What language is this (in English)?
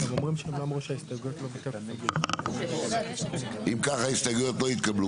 Hebrew